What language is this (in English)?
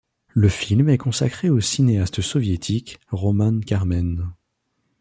French